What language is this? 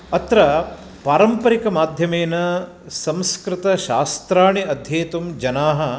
Sanskrit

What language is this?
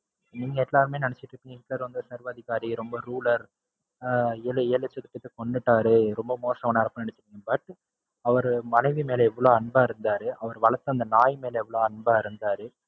Tamil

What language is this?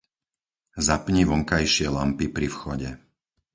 Slovak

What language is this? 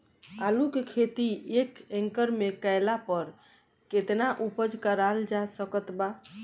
Bhojpuri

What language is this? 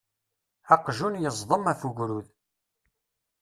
Kabyle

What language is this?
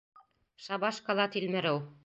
Bashkir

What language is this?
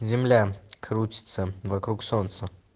Russian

